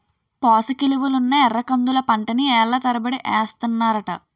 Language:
Telugu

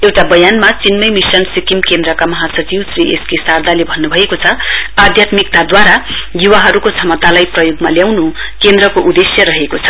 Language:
Nepali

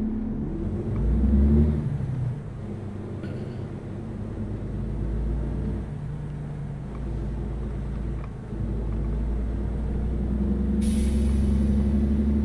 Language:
Turkish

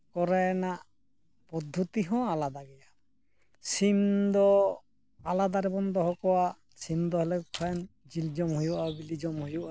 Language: Santali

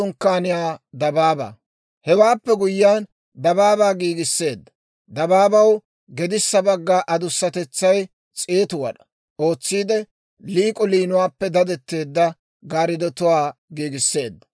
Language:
Dawro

